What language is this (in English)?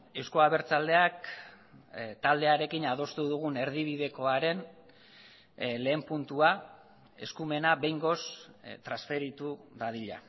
Basque